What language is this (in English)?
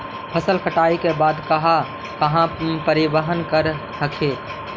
Magahi